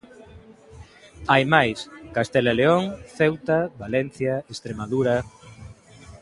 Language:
Galician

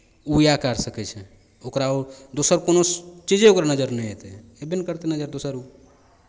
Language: Maithili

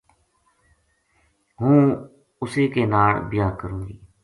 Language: Gujari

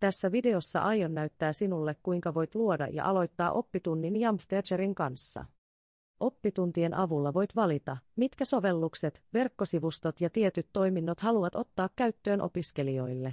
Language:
Finnish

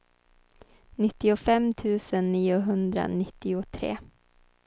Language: Swedish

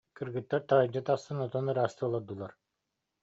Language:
Yakut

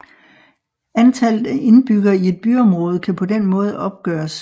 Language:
Danish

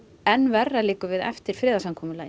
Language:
Icelandic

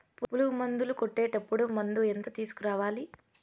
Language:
Telugu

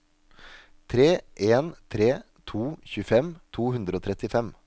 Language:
Norwegian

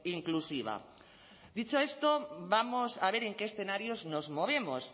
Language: Spanish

